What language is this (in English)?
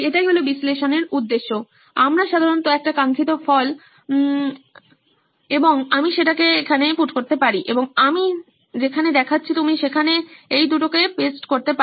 Bangla